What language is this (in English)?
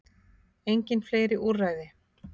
Icelandic